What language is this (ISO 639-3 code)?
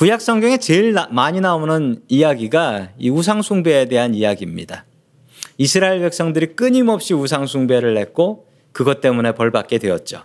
kor